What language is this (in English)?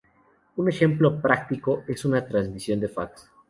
Spanish